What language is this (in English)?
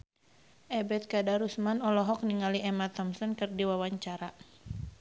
Sundanese